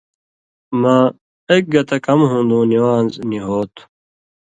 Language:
Indus Kohistani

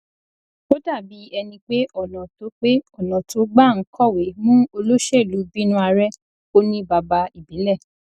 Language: Yoruba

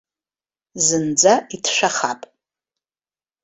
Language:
Abkhazian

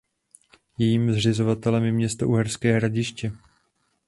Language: Czech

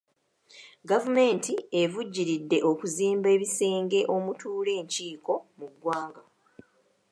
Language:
Ganda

